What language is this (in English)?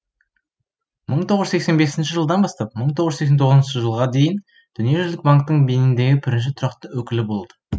Kazakh